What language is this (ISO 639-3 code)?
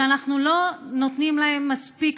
heb